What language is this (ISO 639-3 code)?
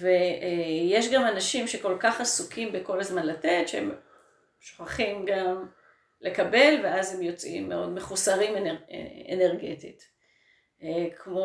heb